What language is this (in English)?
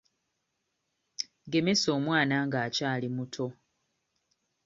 Ganda